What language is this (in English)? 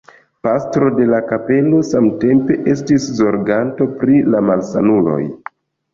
Esperanto